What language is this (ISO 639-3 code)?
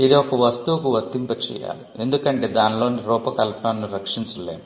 tel